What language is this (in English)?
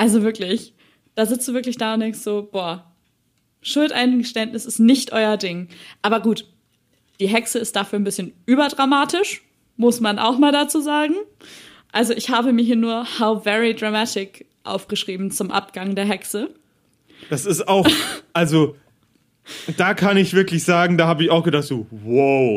German